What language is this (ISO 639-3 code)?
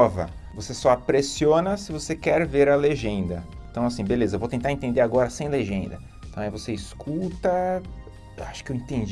por